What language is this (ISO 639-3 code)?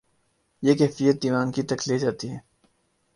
urd